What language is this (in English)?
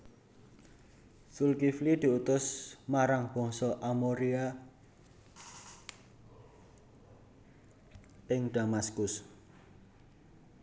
Javanese